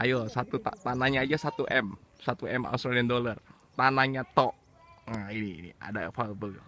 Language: Indonesian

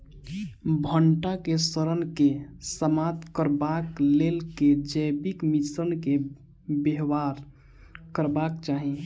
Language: Maithili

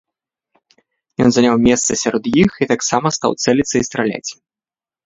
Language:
Belarusian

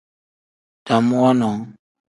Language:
Tem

